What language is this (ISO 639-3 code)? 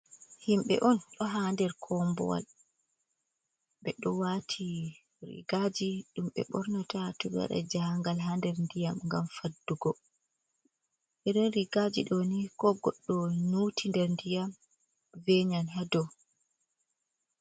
ful